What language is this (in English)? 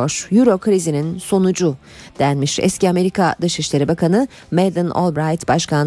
Turkish